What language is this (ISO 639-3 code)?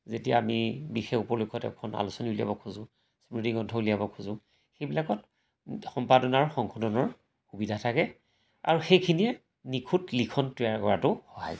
asm